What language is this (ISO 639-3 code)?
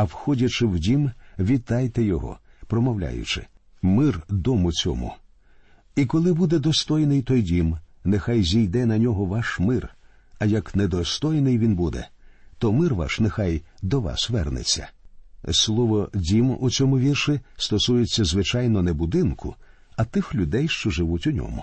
ukr